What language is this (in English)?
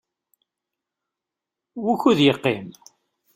Kabyle